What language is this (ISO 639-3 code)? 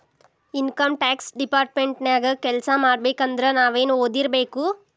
kan